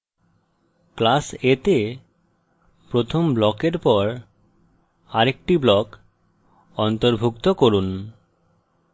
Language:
Bangla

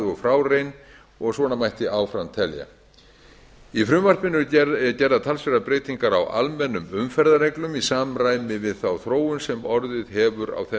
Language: Icelandic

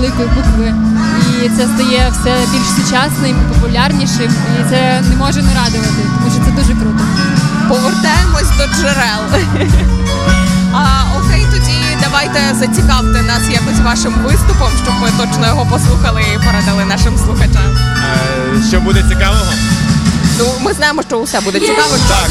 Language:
Ukrainian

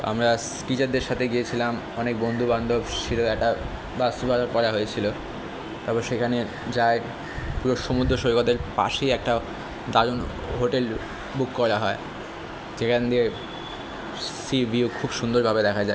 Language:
Bangla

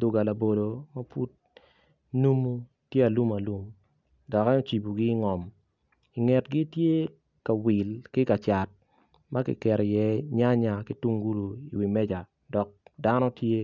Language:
Acoli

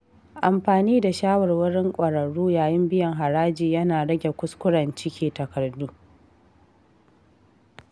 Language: Hausa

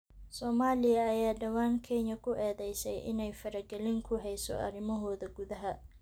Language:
Somali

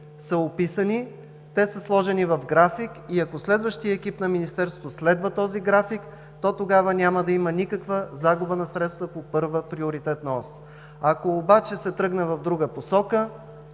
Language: Bulgarian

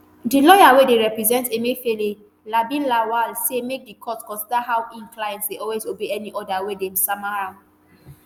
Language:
Nigerian Pidgin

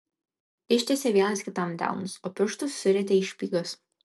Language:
Lithuanian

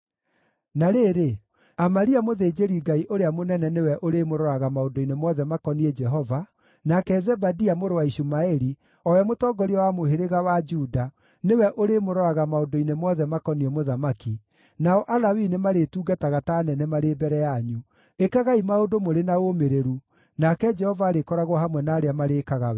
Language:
Kikuyu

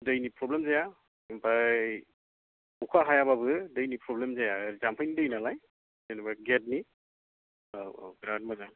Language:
Bodo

